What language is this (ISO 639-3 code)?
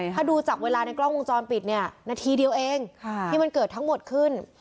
tha